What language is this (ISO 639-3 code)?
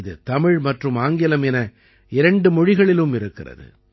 tam